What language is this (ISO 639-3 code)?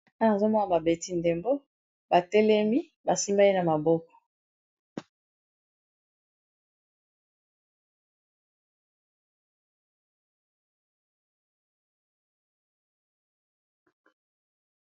lin